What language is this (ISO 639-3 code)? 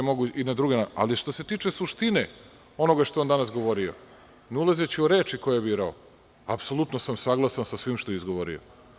srp